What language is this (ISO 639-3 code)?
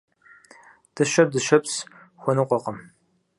kbd